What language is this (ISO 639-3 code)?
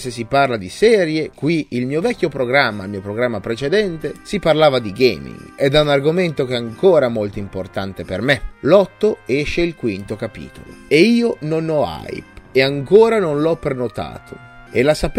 ita